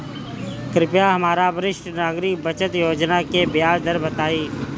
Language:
Bhojpuri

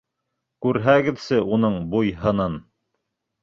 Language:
Bashkir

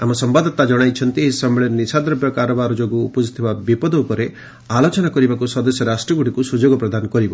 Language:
Odia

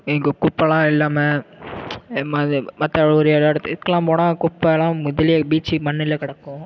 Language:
Tamil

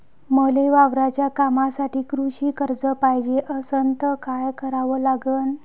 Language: Marathi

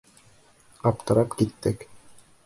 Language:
Bashkir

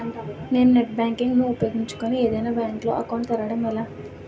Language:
Telugu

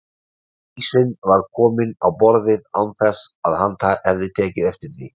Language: Icelandic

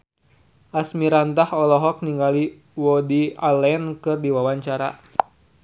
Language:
Sundanese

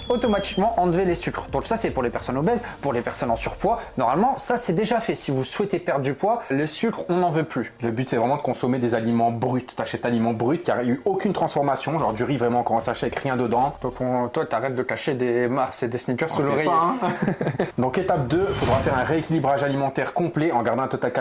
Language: French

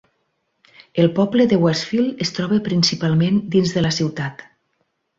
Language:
Catalan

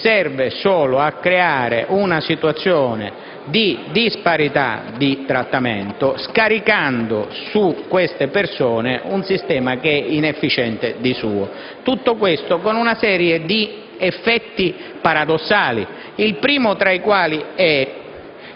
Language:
Italian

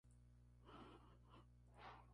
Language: Spanish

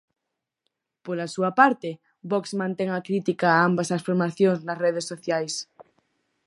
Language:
Galician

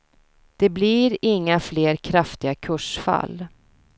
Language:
Swedish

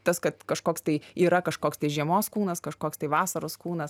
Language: Lithuanian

